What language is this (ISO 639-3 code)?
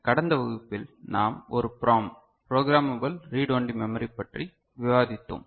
tam